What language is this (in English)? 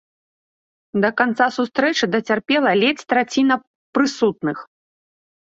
Belarusian